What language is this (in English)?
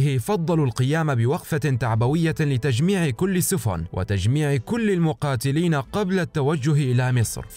Arabic